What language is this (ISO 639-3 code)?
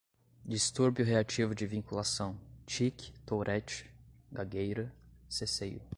por